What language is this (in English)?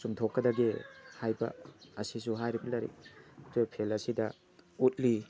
Manipuri